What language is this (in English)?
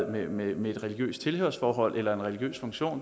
Danish